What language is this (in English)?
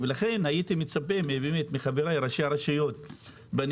Hebrew